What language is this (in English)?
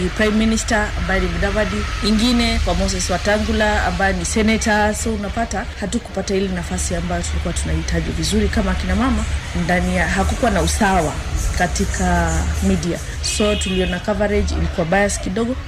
Swahili